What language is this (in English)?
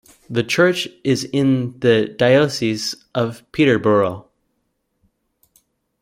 English